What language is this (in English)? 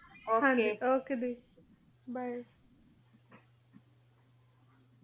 Punjabi